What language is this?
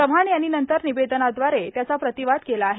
Marathi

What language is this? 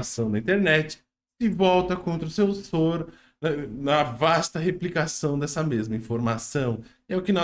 Portuguese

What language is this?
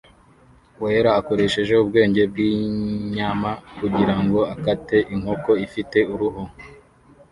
Kinyarwanda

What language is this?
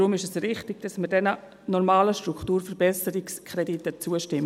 Swiss German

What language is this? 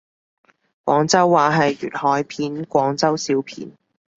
Cantonese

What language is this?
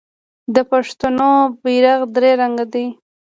Pashto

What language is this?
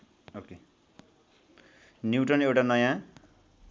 Nepali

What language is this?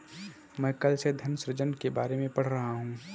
Hindi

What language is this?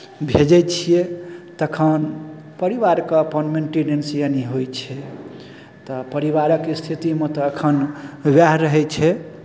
Maithili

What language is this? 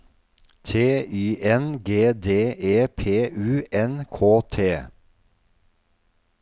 Norwegian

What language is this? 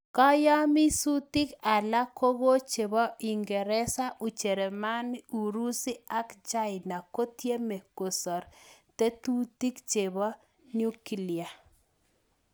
Kalenjin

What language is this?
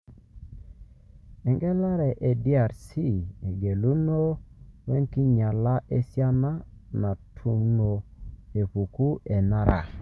Masai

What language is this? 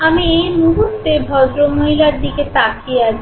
Bangla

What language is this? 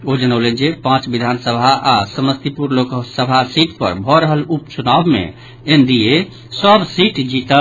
Maithili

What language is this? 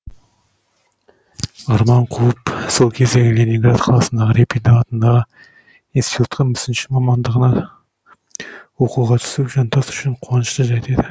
Kazakh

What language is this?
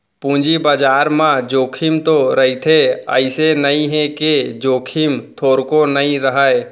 Chhattisgarhi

